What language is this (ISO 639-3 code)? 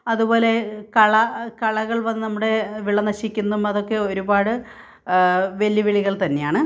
mal